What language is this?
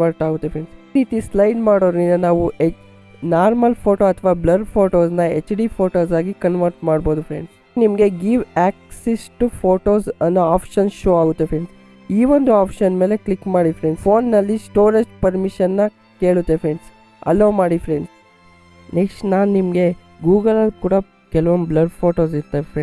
Kannada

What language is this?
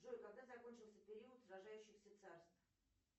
Russian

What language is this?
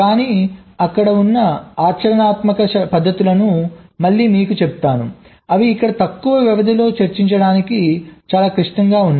Telugu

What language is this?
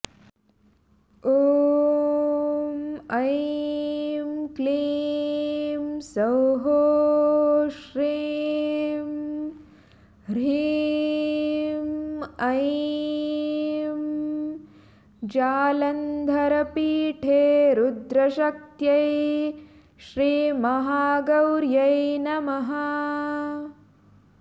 Sanskrit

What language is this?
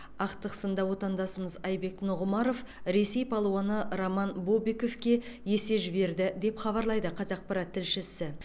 Kazakh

